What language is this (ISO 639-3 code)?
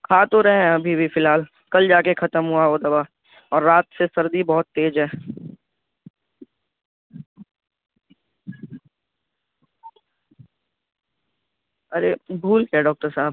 urd